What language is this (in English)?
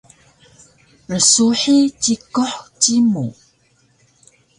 Taroko